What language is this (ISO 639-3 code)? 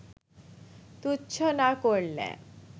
ben